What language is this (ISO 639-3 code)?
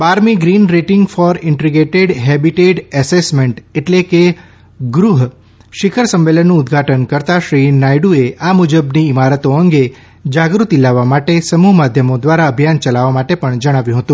guj